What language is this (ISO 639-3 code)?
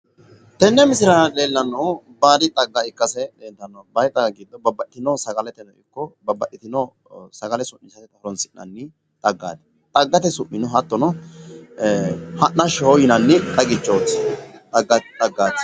sid